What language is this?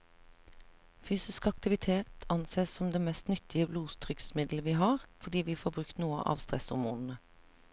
Norwegian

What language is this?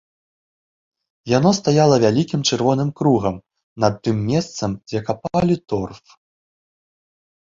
Belarusian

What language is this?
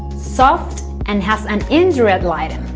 English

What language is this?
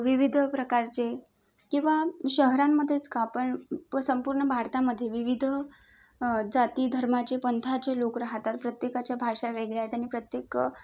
Marathi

